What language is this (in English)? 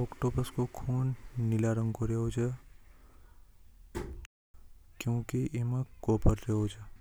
Hadothi